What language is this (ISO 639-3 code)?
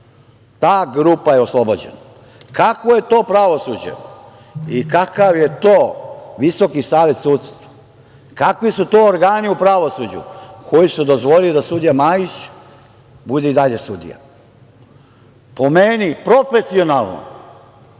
srp